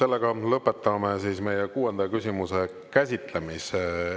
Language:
Estonian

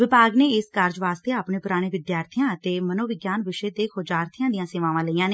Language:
Punjabi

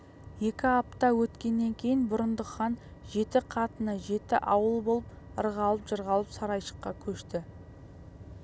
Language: Kazakh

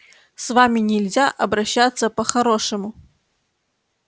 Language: Russian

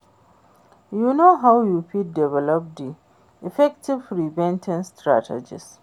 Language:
Nigerian Pidgin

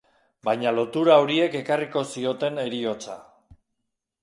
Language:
Basque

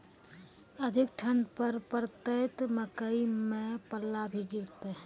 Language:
Maithili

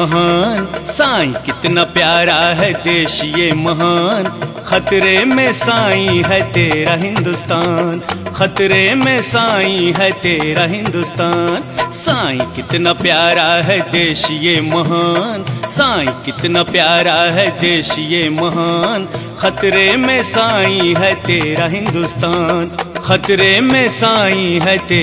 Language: Hindi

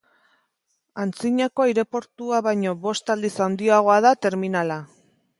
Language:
Basque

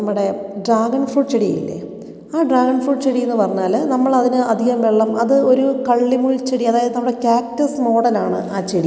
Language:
Malayalam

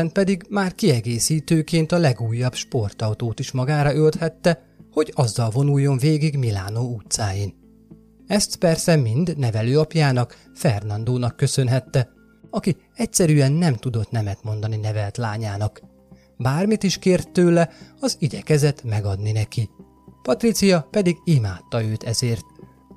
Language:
Hungarian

